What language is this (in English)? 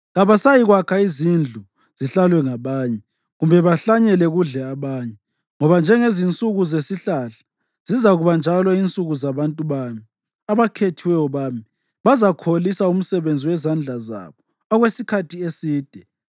North Ndebele